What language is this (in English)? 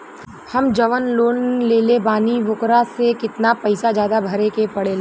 Bhojpuri